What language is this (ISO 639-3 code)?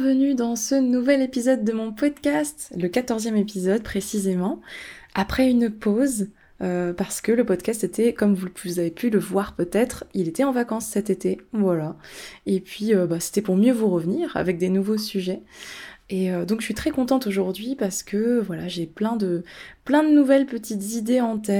fra